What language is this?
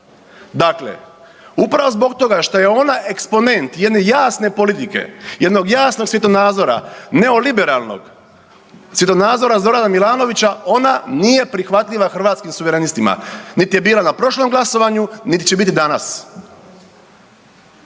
Croatian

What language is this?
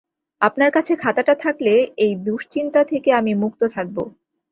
Bangla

